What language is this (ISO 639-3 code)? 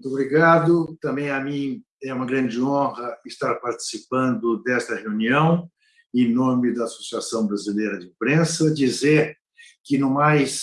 por